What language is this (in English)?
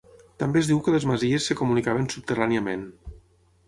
Catalan